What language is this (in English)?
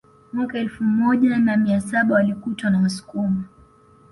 Swahili